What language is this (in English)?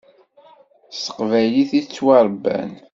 Kabyle